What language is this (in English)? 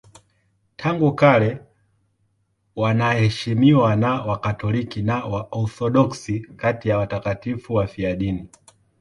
Swahili